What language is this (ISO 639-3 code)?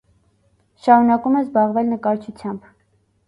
hye